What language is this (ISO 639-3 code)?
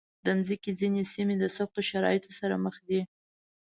pus